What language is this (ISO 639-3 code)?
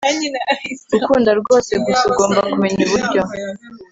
kin